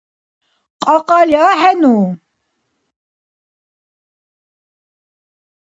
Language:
Dargwa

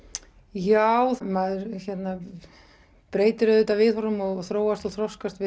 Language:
Icelandic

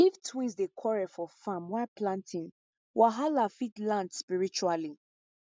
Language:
Nigerian Pidgin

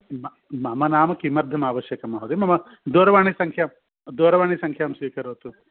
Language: Sanskrit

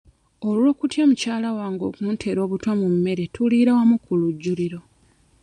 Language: Ganda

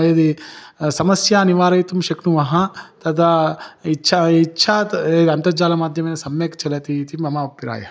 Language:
Sanskrit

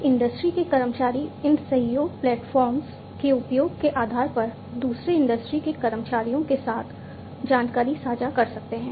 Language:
Hindi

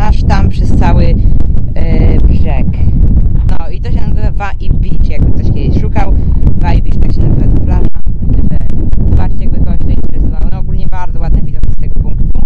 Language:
Polish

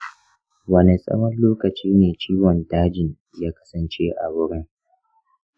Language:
Hausa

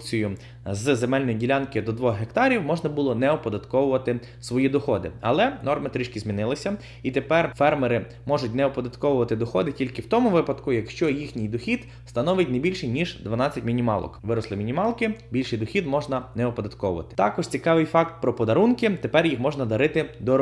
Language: Ukrainian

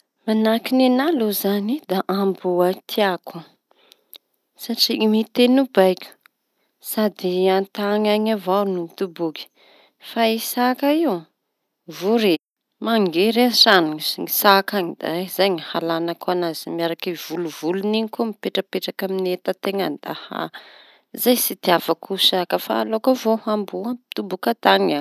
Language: Tanosy Malagasy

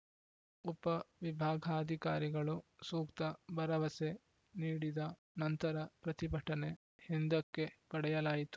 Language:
Kannada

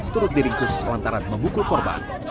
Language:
Indonesian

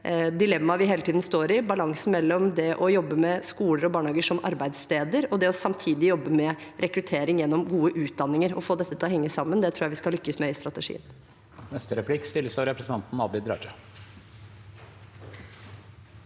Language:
Norwegian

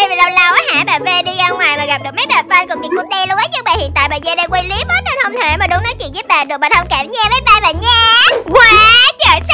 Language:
Vietnamese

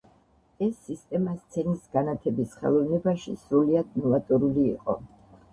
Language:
Georgian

